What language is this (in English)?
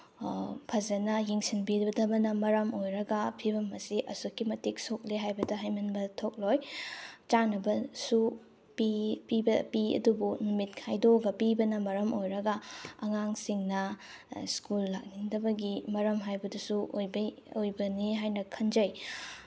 Manipuri